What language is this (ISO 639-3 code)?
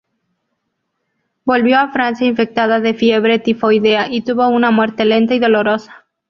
spa